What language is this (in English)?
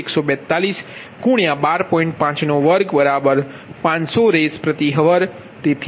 Gujarati